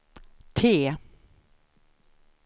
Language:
Swedish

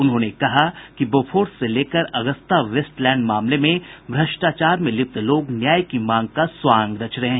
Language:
Hindi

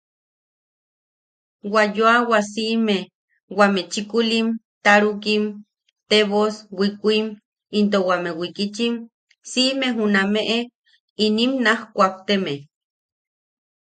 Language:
Yaqui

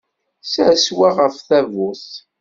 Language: Kabyle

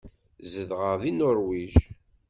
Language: Kabyle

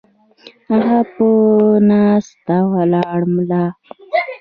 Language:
Pashto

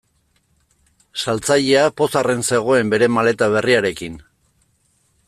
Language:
Basque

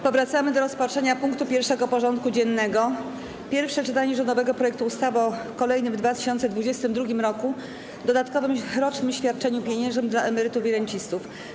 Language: Polish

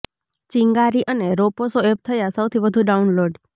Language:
Gujarati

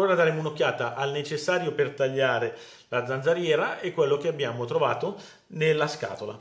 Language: Italian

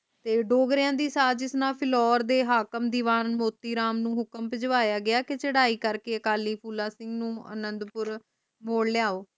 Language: Punjabi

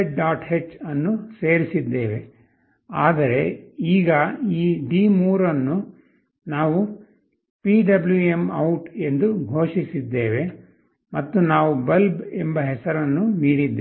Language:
Kannada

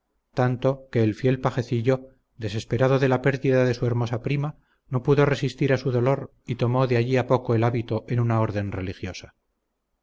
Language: Spanish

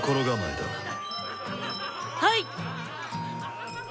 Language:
Japanese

